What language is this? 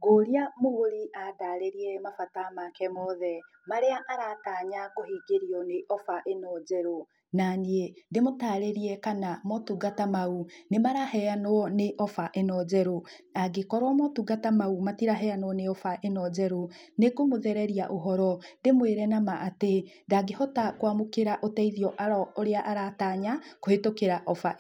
Kikuyu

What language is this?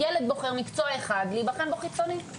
Hebrew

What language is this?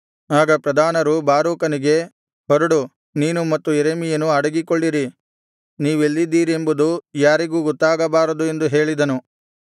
Kannada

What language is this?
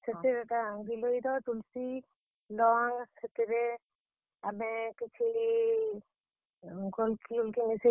Odia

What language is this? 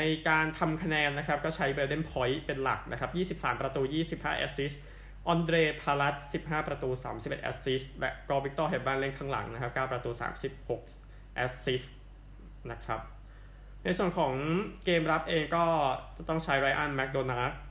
Thai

